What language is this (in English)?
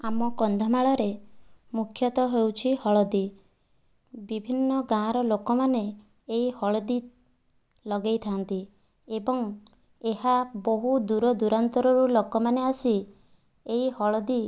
Odia